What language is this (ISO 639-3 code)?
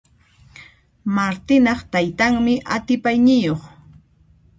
qxp